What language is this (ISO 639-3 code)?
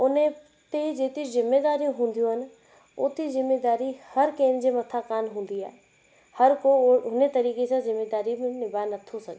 snd